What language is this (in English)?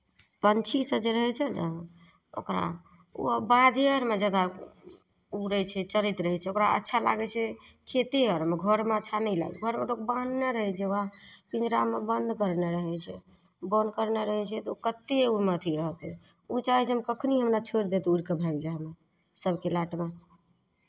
Maithili